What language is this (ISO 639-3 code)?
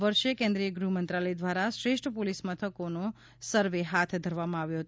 guj